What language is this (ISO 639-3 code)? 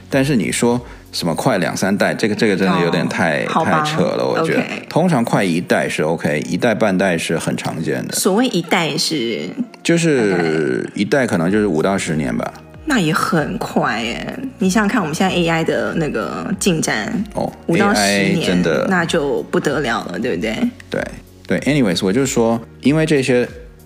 zho